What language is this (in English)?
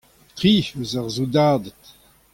Breton